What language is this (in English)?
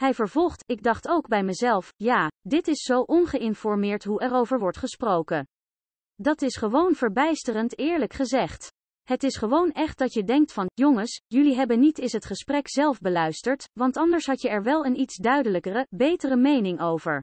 Dutch